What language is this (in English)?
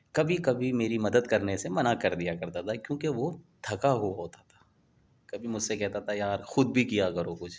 Urdu